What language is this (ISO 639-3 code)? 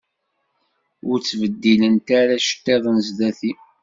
kab